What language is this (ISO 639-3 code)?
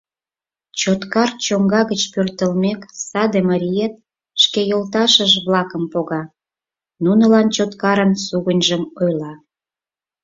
chm